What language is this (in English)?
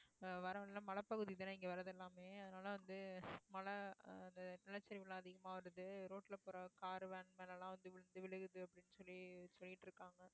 Tamil